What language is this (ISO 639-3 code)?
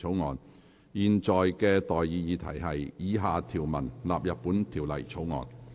yue